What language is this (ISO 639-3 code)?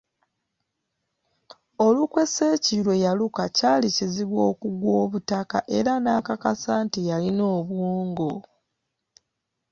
lug